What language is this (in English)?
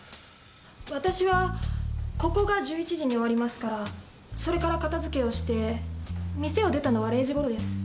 Japanese